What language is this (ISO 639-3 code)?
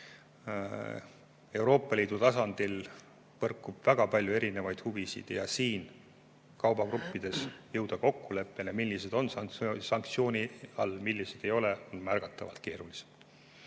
est